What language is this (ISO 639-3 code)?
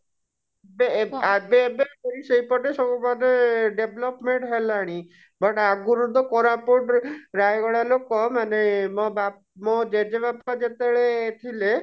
ori